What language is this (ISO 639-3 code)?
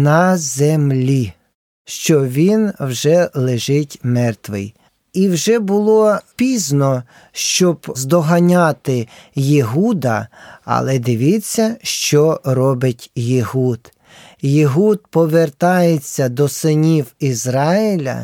ukr